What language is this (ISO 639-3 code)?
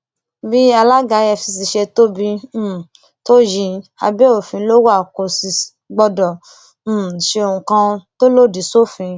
yor